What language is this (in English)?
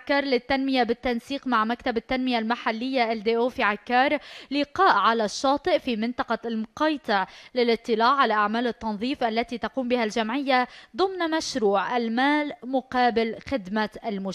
Arabic